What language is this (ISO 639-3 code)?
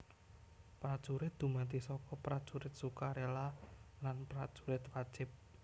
jav